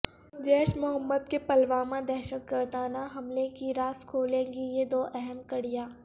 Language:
Urdu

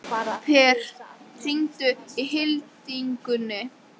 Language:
Icelandic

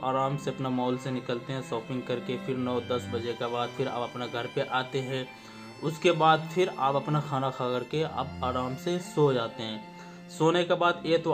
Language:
Hindi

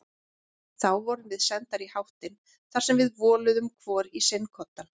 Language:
Icelandic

